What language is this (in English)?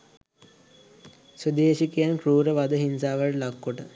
Sinhala